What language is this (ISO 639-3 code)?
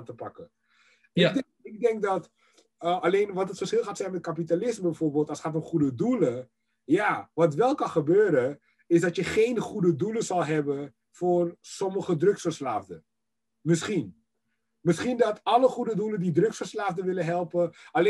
nld